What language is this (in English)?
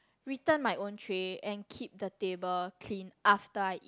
English